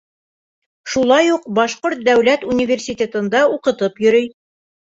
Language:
Bashkir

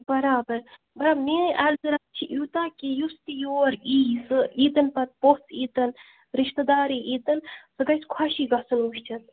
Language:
Kashmiri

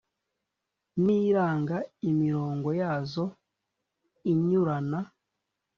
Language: Kinyarwanda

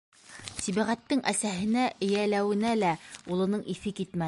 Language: Bashkir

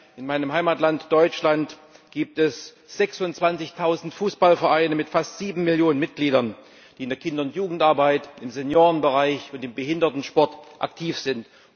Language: German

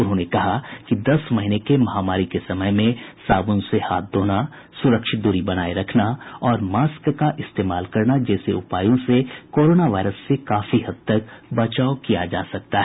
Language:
Hindi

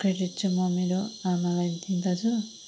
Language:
Nepali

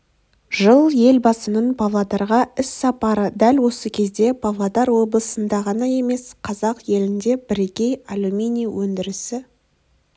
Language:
Kazakh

